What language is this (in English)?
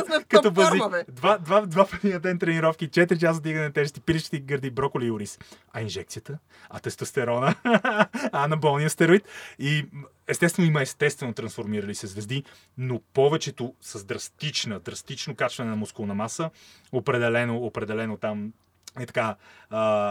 Bulgarian